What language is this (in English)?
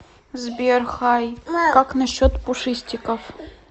Russian